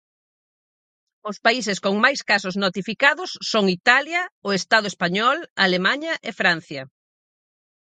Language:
Galician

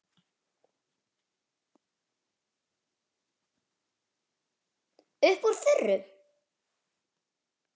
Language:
Icelandic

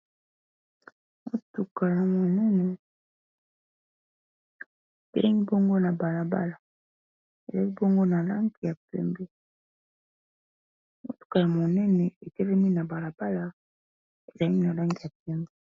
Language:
Lingala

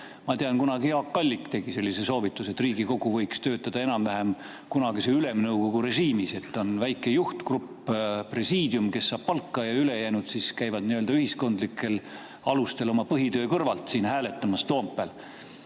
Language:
Estonian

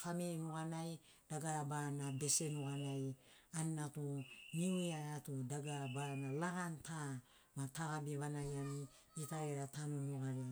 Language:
Sinaugoro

